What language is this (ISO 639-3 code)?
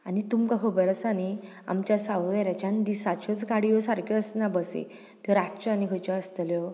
kok